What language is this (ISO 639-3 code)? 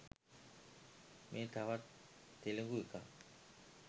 sin